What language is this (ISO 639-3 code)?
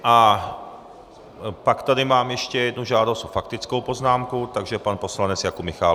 ces